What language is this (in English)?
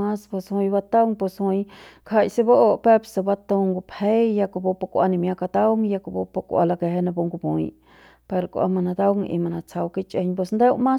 Central Pame